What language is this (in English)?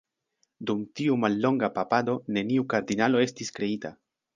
Esperanto